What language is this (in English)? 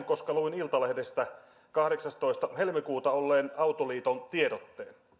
Finnish